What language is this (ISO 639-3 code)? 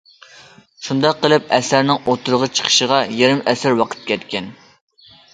uig